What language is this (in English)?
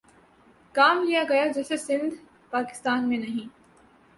Urdu